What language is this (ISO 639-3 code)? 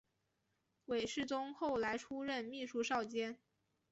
zho